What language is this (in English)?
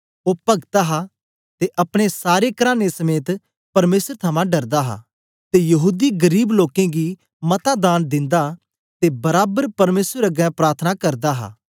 Dogri